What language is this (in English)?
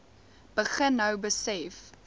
Afrikaans